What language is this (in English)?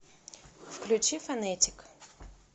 Russian